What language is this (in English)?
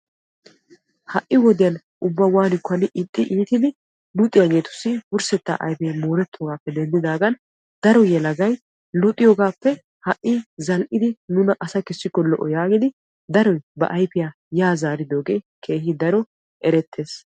Wolaytta